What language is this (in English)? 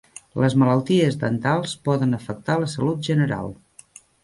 Catalan